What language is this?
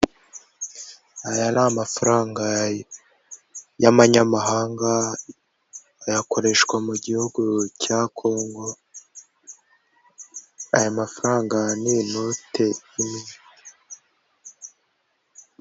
Kinyarwanda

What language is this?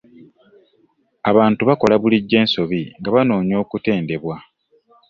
Ganda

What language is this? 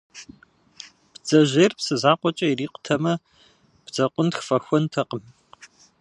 Kabardian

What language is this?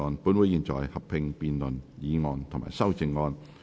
Cantonese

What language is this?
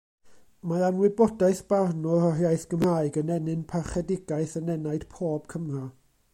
Welsh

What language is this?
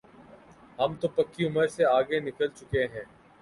Urdu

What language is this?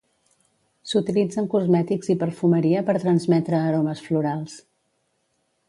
Catalan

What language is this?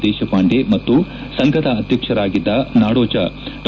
Kannada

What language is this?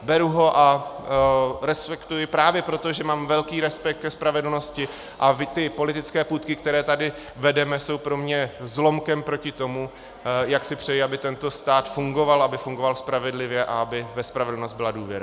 Czech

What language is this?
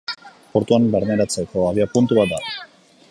Basque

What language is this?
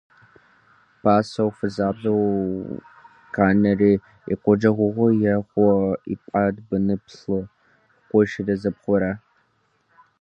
Kabardian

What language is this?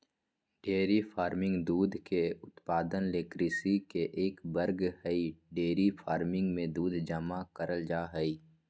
Magahi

